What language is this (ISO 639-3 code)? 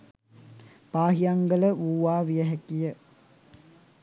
sin